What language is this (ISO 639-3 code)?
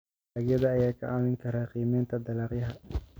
som